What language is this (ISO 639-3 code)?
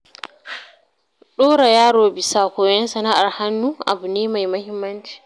hau